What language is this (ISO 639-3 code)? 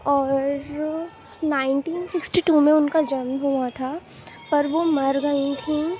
urd